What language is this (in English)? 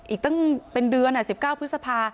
Thai